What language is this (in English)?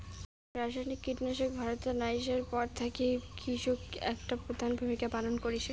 Bangla